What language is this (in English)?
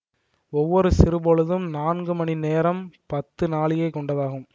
Tamil